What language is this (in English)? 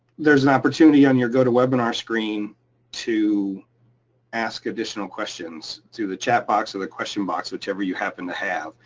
English